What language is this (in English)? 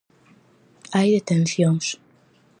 Galician